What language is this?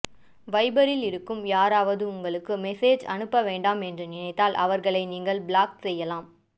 Tamil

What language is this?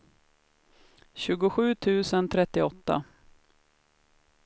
Swedish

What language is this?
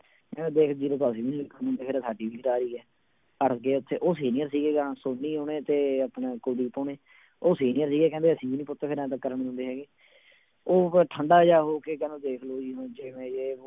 Punjabi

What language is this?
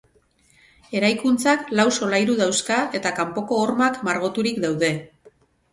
Basque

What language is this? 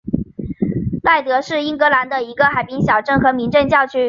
Chinese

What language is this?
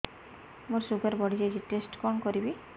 Odia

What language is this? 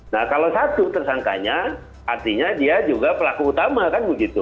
Indonesian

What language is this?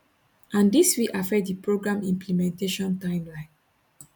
Nigerian Pidgin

